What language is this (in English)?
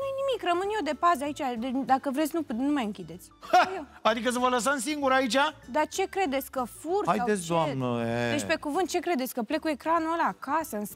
Romanian